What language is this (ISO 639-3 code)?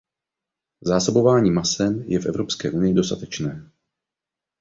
ces